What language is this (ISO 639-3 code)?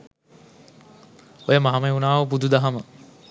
sin